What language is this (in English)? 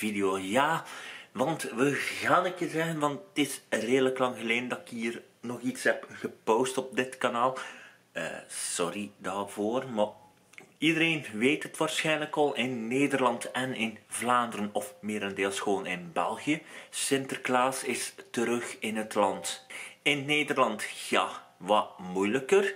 Dutch